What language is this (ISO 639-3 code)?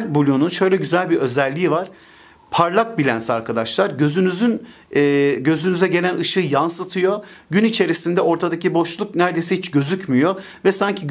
tur